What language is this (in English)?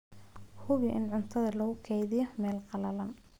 Somali